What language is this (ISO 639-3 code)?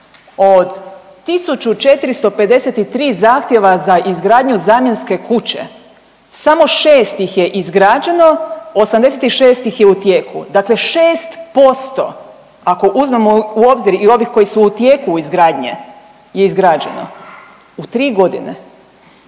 hrv